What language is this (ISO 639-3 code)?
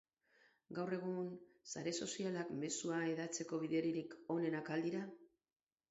eus